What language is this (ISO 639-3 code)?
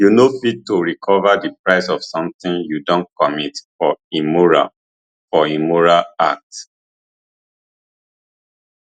pcm